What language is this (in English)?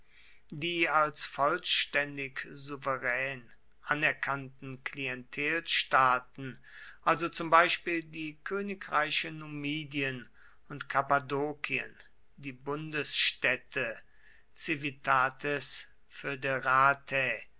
German